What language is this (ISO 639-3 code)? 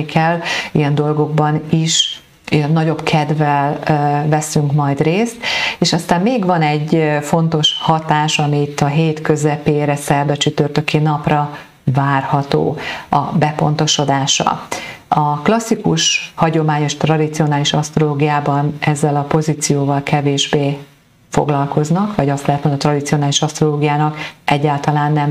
hun